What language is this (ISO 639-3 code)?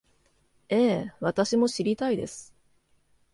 jpn